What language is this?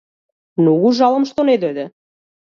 Macedonian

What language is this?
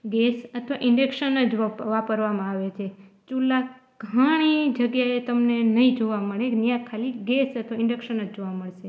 Gujarati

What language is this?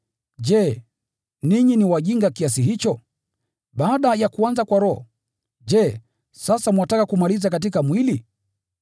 Swahili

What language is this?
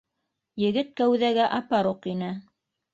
Bashkir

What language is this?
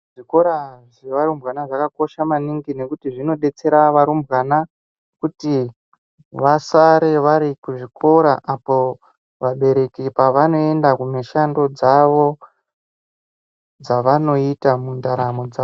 Ndau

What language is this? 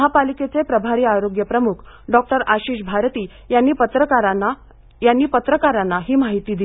Marathi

